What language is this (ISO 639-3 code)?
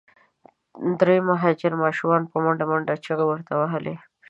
pus